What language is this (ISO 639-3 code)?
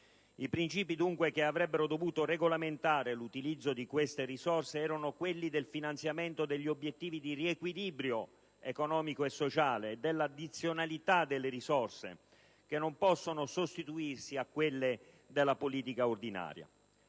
ita